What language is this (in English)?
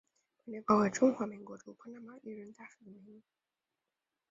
Chinese